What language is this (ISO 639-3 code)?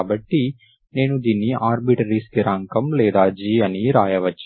tel